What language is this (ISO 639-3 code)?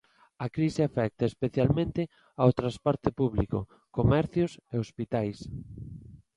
glg